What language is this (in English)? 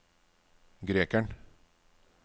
Norwegian